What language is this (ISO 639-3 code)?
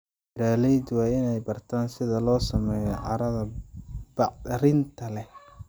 som